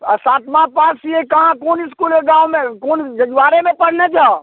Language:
Maithili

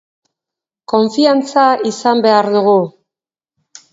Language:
Basque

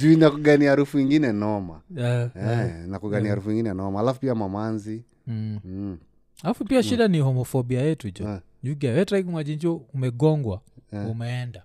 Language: Swahili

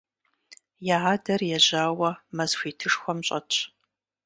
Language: Kabardian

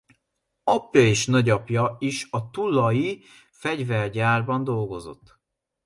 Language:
Hungarian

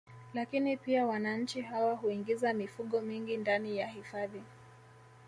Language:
Swahili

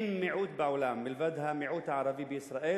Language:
Hebrew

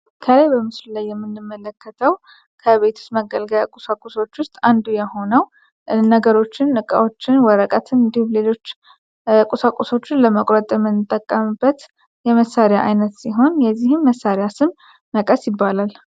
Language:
Amharic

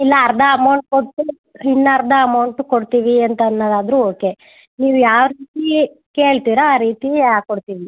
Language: Kannada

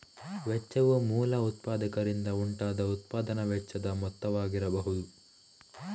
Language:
Kannada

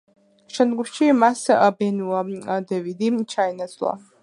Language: Georgian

